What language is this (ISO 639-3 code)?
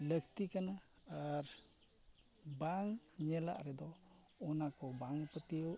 sat